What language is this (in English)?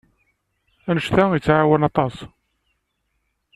Kabyle